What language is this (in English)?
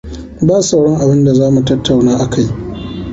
Hausa